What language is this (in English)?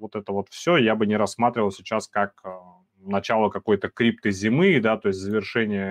Russian